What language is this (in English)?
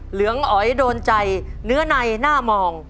Thai